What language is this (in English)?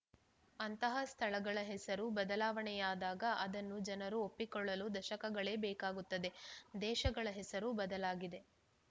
Kannada